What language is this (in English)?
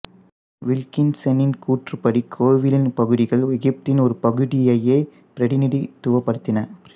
Tamil